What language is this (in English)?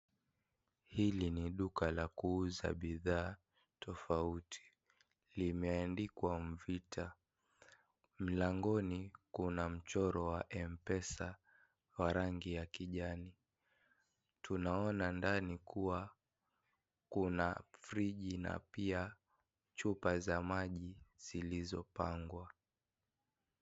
Swahili